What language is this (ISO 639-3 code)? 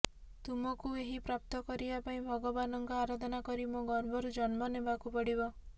ori